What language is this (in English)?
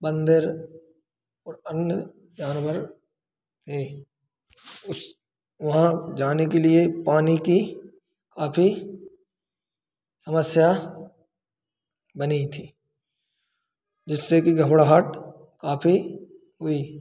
Hindi